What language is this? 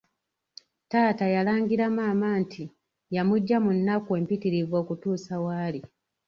Ganda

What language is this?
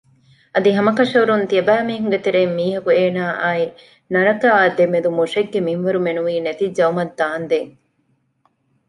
Divehi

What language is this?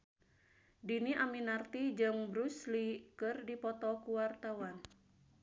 Sundanese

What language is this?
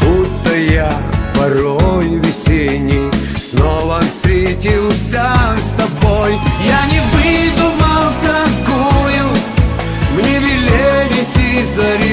Russian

